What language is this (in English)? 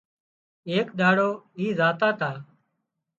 Wadiyara Koli